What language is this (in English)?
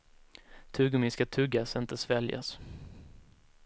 Swedish